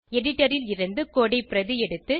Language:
Tamil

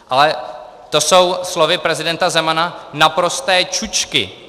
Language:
Czech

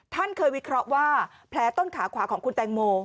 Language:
Thai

